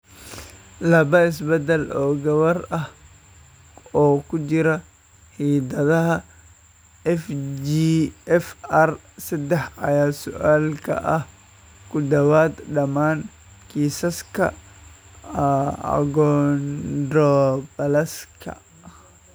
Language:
Somali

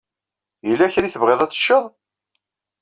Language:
Kabyle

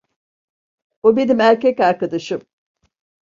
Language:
Turkish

